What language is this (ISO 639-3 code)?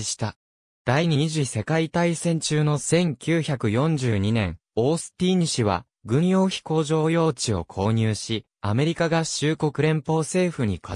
jpn